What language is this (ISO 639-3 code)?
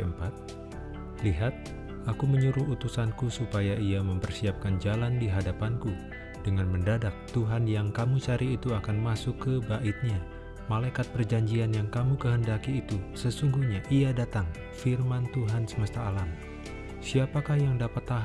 ind